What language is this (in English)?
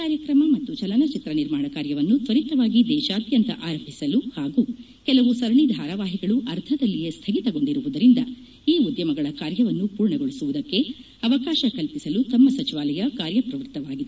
Kannada